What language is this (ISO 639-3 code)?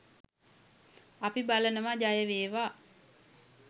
sin